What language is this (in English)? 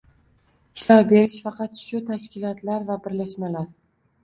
Uzbek